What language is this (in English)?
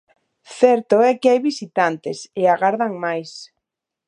Galician